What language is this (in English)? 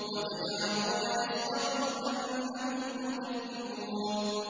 Arabic